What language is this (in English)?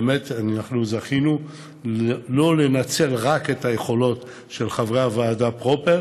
Hebrew